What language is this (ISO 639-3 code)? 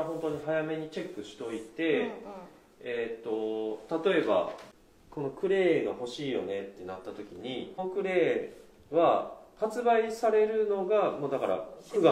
jpn